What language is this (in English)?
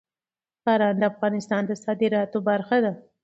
Pashto